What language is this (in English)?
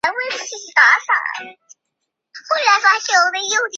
Chinese